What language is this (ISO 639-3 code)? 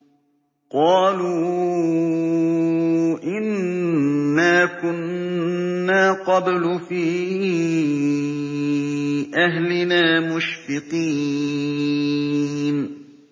ara